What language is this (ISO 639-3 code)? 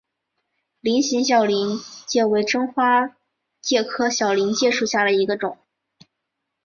zho